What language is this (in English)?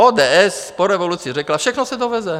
Czech